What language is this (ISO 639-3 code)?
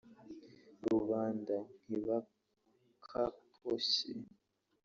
kin